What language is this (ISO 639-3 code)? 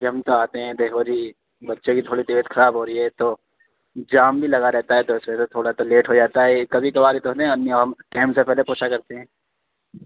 urd